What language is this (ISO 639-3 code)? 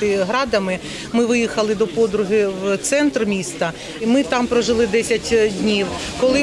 ukr